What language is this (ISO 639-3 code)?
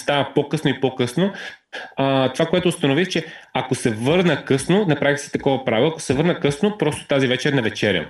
bul